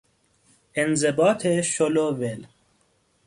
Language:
Persian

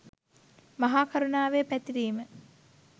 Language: Sinhala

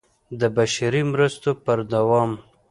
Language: Pashto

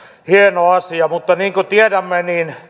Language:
Finnish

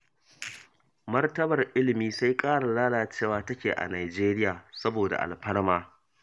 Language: Hausa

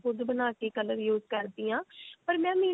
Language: Punjabi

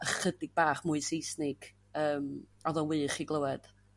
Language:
Welsh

